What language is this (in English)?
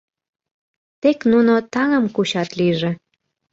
Mari